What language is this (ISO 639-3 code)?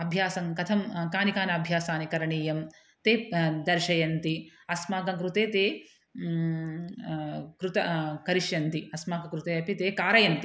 san